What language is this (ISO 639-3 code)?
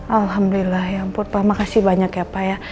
ind